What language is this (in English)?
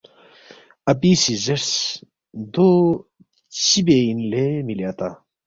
Balti